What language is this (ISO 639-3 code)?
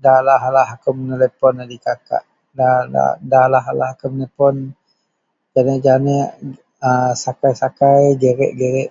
mel